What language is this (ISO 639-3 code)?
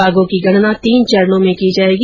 hin